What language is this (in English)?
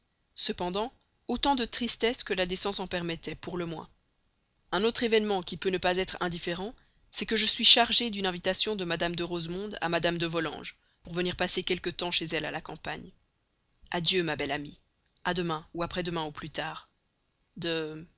French